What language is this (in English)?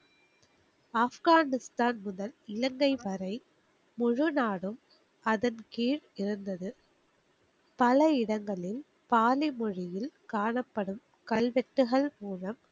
Tamil